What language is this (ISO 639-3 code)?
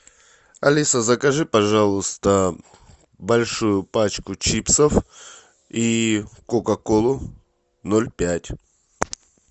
rus